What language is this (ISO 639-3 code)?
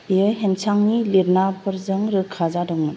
brx